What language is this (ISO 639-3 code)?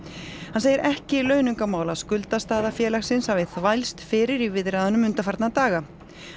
isl